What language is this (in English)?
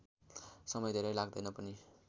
Nepali